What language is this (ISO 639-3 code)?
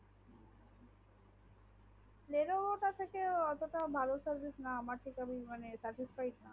ben